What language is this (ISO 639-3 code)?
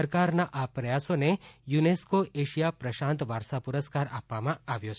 guj